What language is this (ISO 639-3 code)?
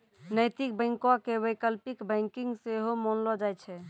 mai